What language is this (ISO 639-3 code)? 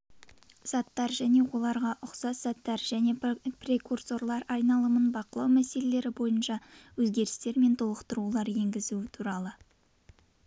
kaz